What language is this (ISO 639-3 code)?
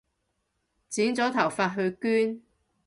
yue